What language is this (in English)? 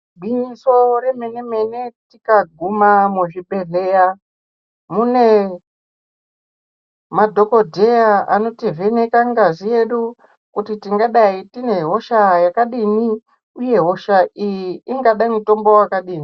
Ndau